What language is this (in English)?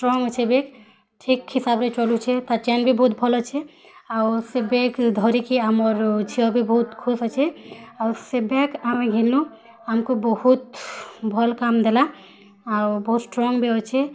Odia